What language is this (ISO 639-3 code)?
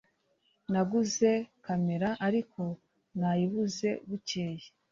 kin